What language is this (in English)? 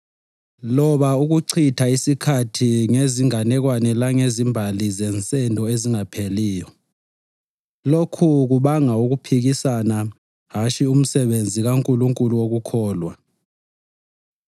North Ndebele